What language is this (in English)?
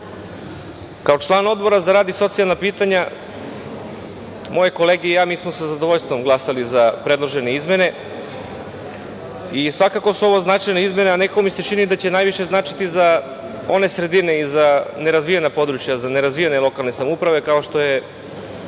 Serbian